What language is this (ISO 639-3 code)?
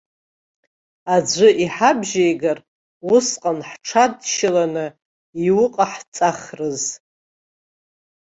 abk